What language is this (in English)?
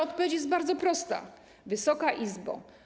Polish